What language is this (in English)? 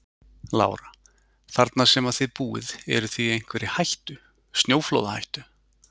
Icelandic